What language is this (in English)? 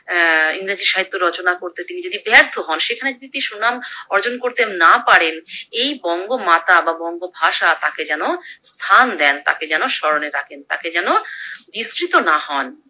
Bangla